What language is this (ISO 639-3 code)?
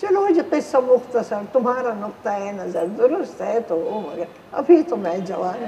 hin